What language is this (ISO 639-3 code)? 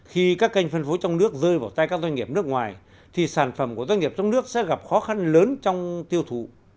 vie